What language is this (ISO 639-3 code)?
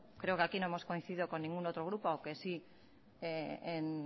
spa